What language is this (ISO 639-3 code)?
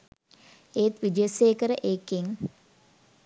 sin